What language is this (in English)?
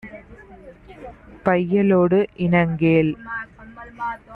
Tamil